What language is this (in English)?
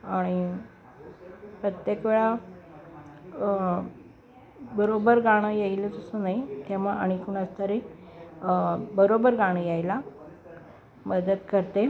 Marathi